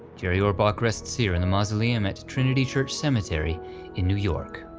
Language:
English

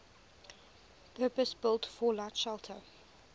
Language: English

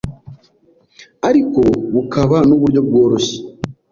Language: Kinyarwanda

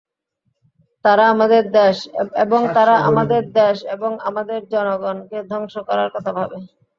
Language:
Bangla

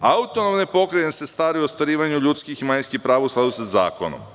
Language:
Serbian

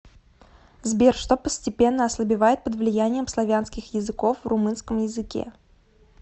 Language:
Russian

